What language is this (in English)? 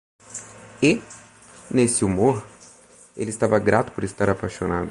Portuguese